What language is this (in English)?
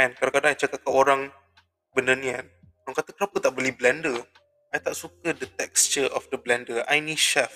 Malay